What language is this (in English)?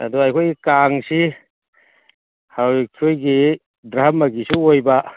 Manipuri